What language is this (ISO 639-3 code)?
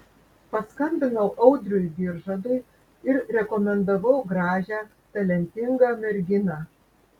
lit